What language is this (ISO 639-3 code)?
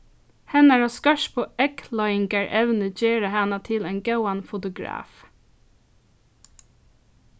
fao